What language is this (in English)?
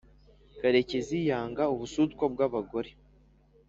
Kinyarwanda